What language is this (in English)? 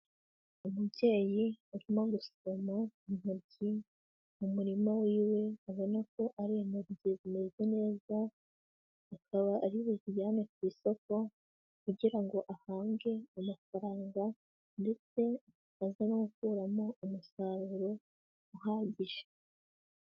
Kinyarwanda